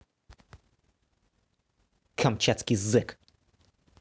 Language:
Russian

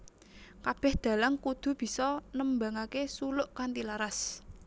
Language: Javanese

